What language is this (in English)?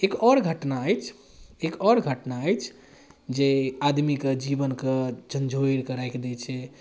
Maithili